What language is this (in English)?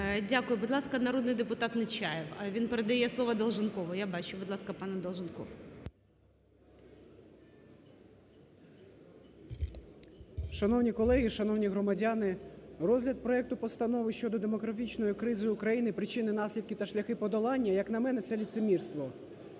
Ukrainian